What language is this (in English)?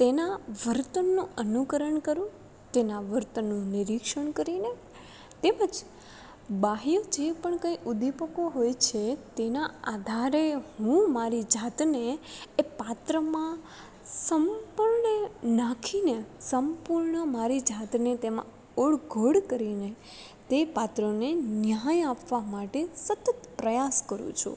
Gujarati